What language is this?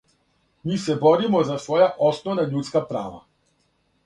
Serbian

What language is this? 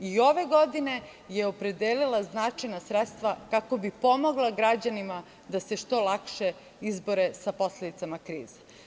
Serbian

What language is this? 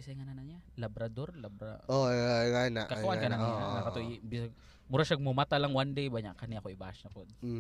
Filipino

